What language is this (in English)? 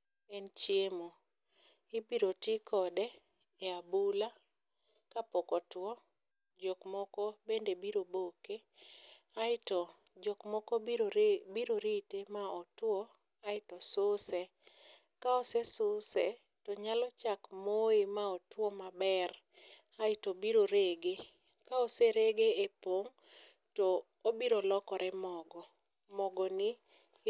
Luo (Kenya and Tanzania)